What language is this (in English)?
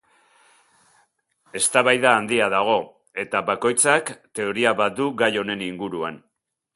Basque